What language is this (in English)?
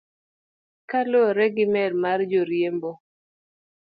Luo (Kenya and Tanzania)